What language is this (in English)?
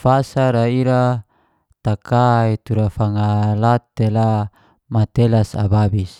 Geser-Gorom